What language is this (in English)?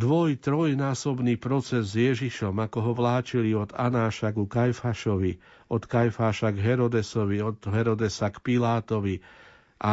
Slovak